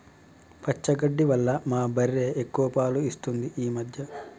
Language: Telugu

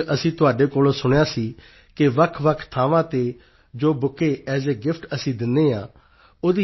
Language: Punjabi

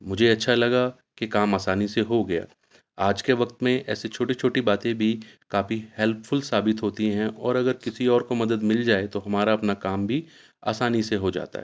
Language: Urdu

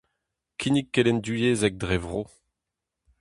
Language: Breton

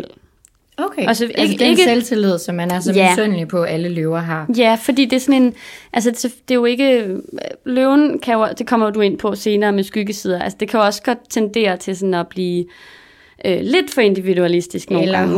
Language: Danish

